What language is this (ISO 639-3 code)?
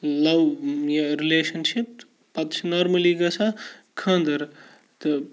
kas